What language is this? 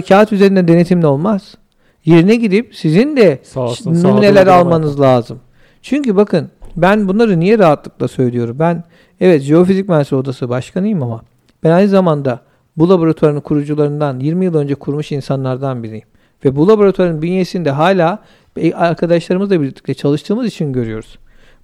Turkish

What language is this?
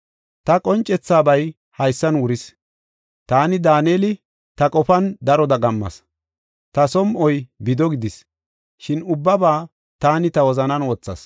Gofa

